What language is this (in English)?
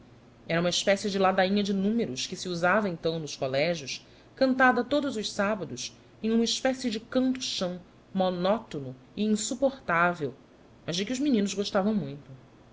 Portuguese